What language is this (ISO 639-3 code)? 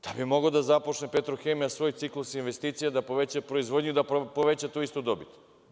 srp